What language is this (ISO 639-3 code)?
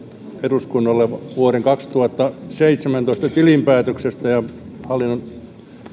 fin